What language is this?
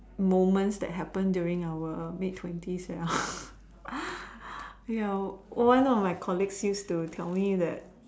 English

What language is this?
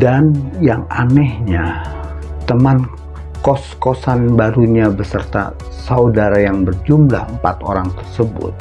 Indonesian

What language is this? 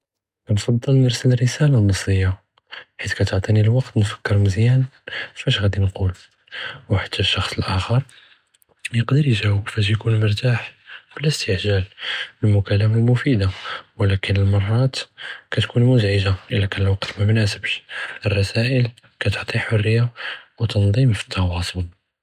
Judeo-Arabic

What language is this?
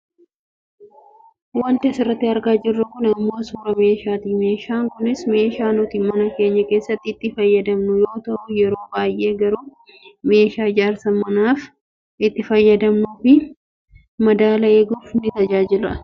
Oromo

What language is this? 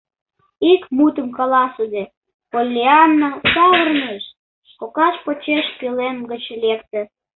Mari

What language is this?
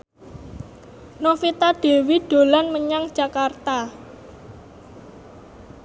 Javanese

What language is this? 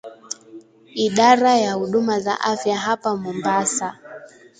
Swahili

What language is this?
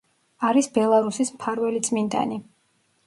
Georgian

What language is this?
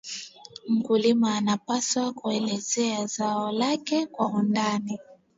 Swahili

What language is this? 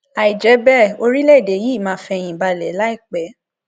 Yoruba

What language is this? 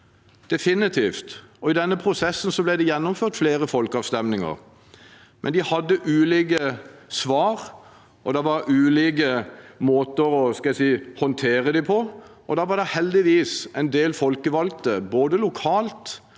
Norwegian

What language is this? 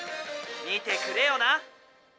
Japanese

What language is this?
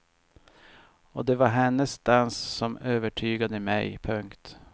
Swedish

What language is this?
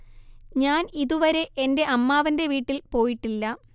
Malayalam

